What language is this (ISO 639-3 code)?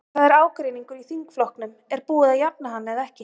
isl